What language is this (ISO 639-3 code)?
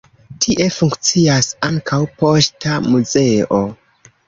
epo